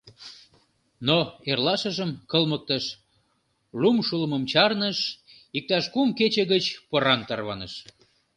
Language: Mari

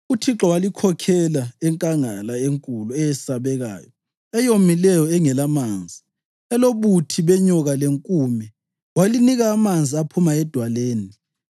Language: North Ndebele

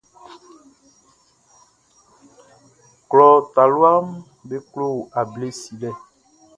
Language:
Baoulé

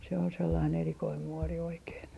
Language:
Finnish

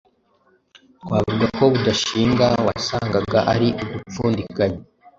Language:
Kinyarwanda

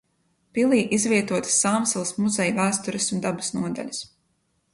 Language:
Latvian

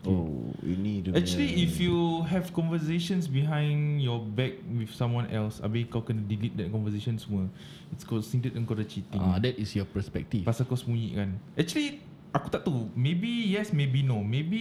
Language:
Malay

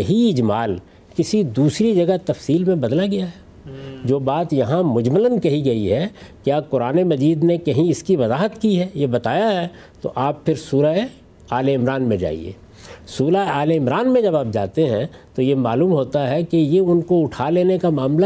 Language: Urdu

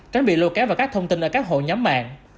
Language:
Vietnamese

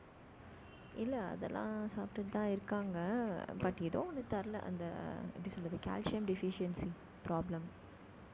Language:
Tamil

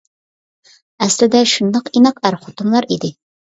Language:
Uyghur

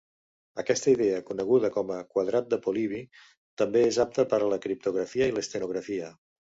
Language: Catalan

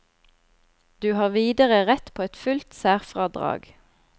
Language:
Norwegian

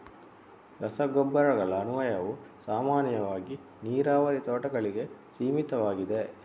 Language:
Kannada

